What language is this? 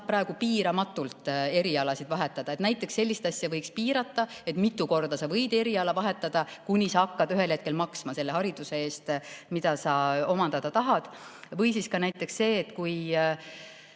Estonian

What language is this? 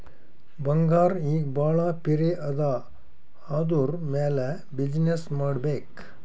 Kannada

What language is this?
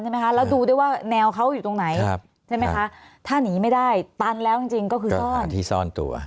Thai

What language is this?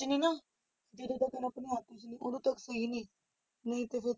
Punjabi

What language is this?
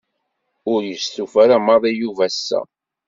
Kabyle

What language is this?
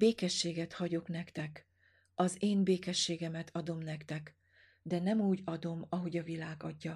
Hungarian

